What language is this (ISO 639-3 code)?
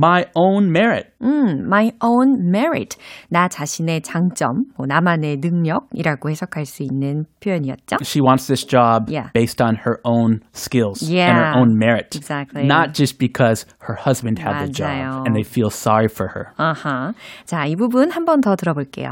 kor